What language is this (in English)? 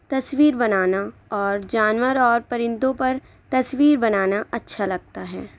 Urdu